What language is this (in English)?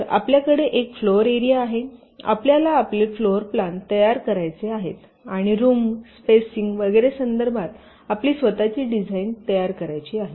Marathi